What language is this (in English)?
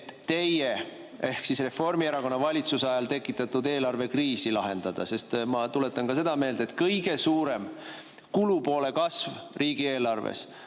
Estonian